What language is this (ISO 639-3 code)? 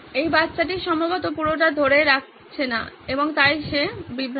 ben